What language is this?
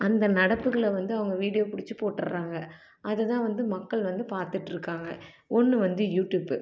Tamil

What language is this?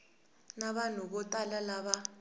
Tsonga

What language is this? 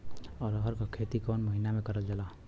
Bhojpuri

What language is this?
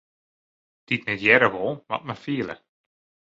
Western Frisian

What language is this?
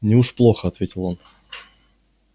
Russian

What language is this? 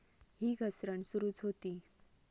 Marathi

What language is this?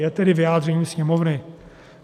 Czech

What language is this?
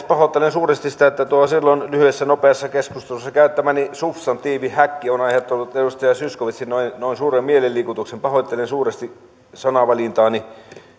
Finnish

